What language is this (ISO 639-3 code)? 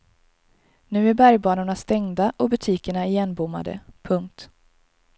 swe